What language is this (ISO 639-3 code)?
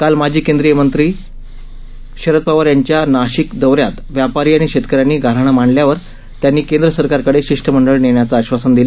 mar